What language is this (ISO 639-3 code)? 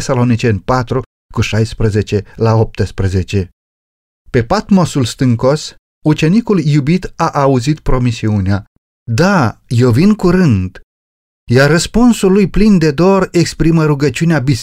ron